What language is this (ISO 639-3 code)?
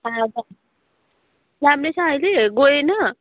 nep